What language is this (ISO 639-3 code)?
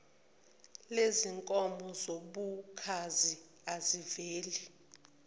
zul